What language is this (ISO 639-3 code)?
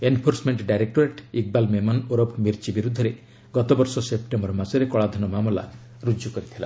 ori